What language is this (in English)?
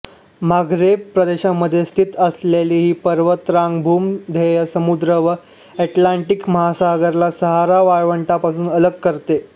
Marathi